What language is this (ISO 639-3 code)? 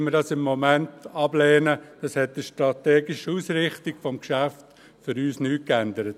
gsw